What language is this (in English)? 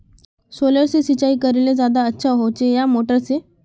Magahi